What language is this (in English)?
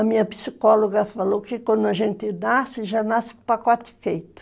Portuguese